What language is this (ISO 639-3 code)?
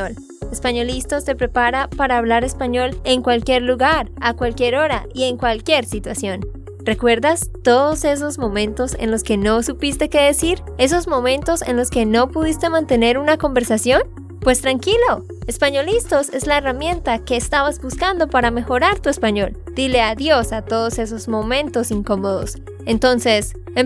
spa